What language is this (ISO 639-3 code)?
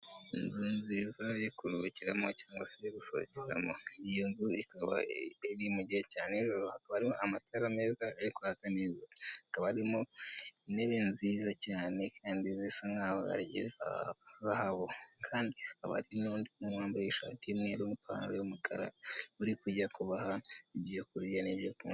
kin